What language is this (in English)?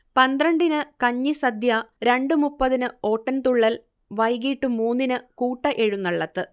Malayalam